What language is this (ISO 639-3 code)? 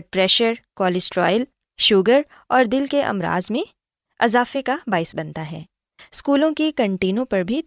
urd